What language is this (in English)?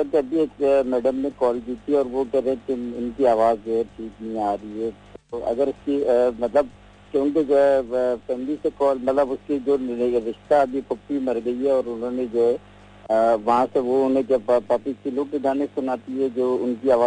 Hindi